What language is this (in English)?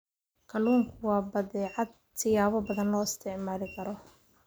Somali